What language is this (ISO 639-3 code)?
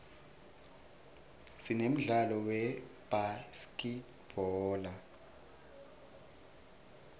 ssw